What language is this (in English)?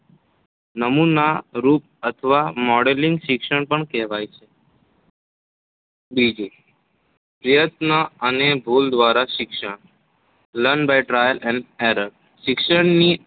Gujarati